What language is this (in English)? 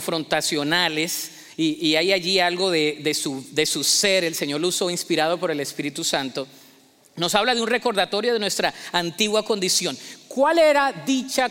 Spanish